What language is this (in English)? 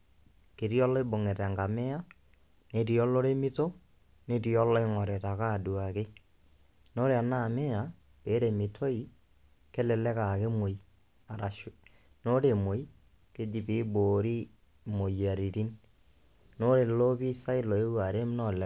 Masai